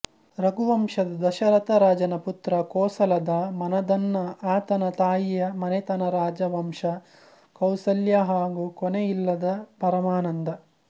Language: Kannada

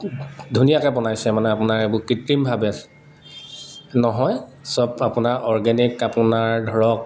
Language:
Assamese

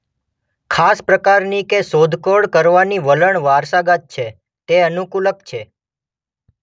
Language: Gujarati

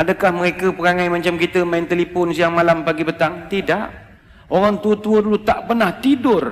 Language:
Malay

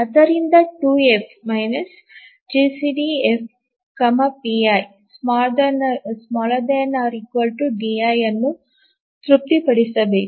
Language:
Kannada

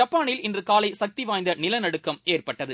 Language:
Tamil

